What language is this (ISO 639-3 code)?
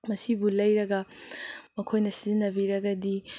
mni